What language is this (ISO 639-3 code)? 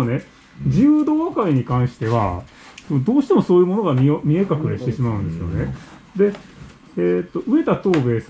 jpn